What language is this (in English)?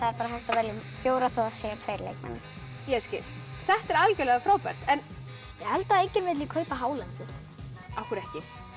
Icelandic